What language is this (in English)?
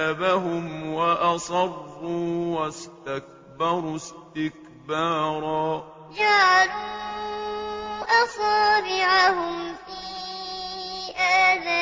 Arabic